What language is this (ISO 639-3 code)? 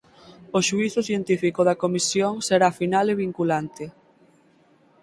glg